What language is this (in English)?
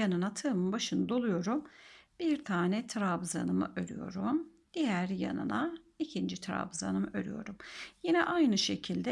Turkish